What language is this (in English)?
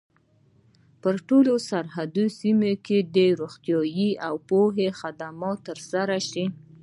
Pashto